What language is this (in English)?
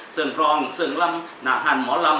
Thai